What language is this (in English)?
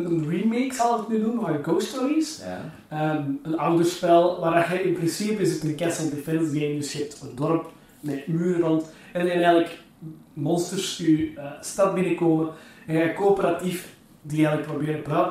Dutch